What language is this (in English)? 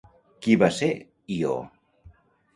Catalan